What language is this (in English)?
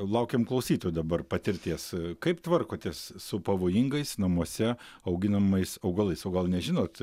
Lithuanian